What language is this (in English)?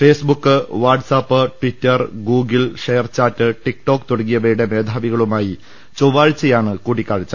Malayalam